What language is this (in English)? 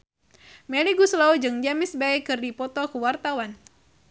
Sundanese